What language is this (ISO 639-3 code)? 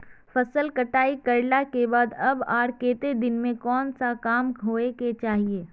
mag